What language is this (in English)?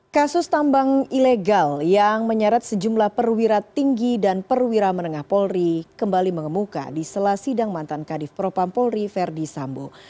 Indonesian